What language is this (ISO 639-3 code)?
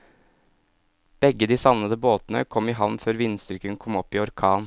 nor